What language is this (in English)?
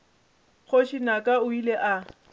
Northern Sotho